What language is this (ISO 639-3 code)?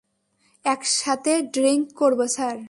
ben